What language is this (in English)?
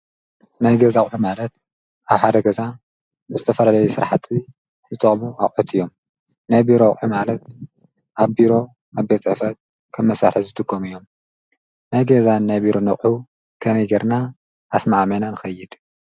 Tigrinya